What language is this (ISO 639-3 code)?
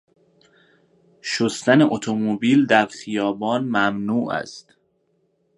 fas